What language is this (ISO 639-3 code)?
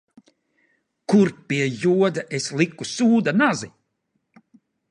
lav